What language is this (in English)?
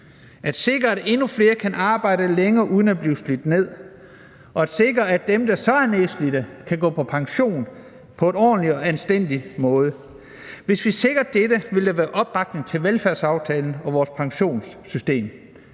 Danish